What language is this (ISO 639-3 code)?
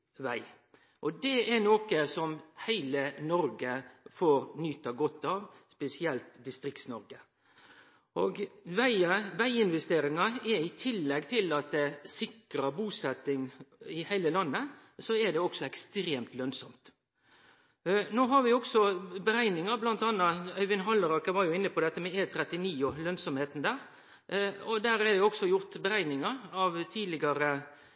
nno